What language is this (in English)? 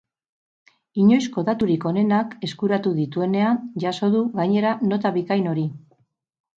Basque